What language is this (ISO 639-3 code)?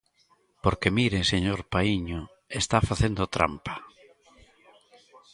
glg